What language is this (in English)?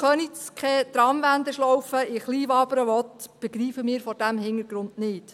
Swiss German